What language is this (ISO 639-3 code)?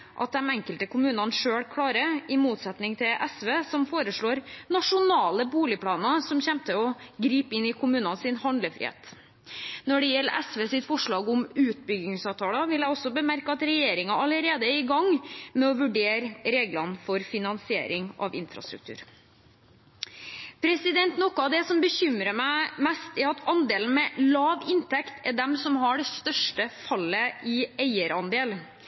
nob